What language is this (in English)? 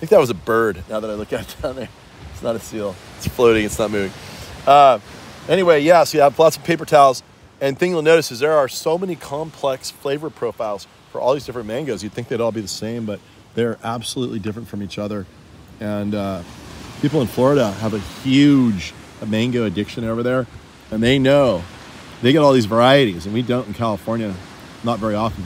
English